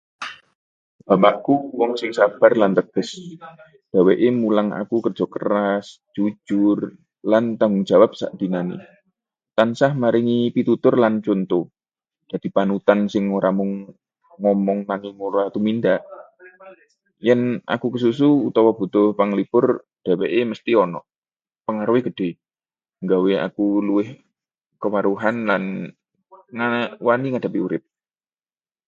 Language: Javanese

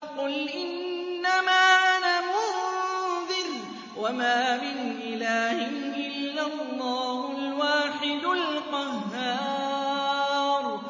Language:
Arabic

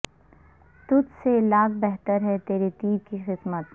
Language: Urdu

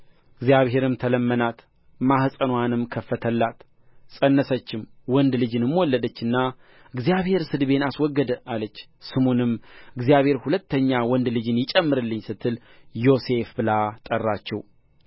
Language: Amharic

